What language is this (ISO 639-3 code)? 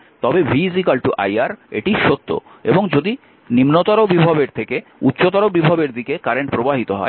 ben